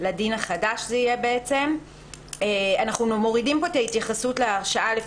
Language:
Hebrew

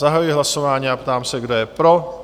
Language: Czech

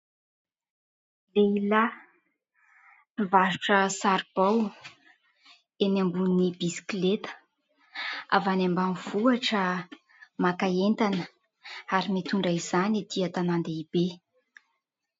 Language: Malagasy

